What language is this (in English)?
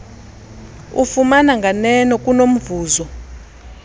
Xhosa